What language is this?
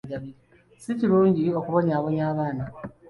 Ganda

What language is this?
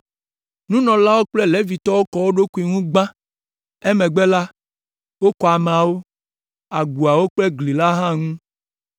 Ewe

